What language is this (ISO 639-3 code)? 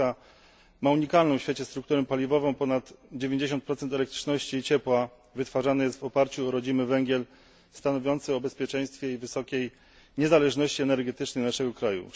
pol